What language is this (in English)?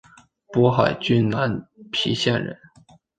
Chinese